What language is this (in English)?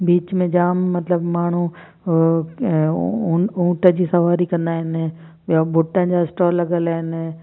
Sindhi